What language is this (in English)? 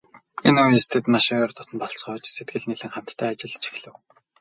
Mongolian